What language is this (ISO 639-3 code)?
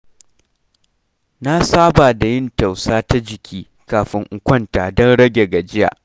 hau